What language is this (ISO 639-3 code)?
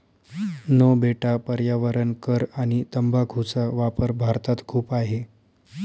mar